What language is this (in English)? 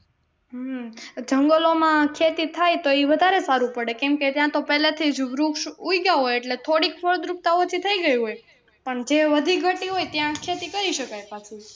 Gujarati